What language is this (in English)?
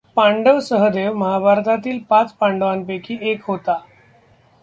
Marathi